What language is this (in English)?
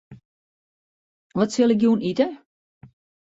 Western Frisian